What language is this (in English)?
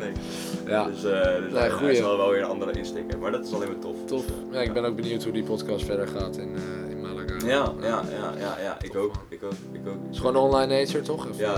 Dutch